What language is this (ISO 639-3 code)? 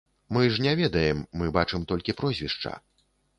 bel